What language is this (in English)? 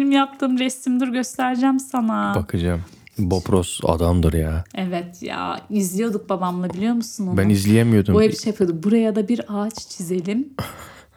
Turkish